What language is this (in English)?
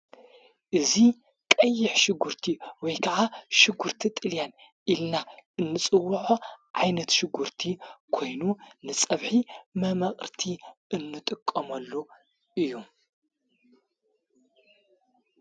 Tigrinya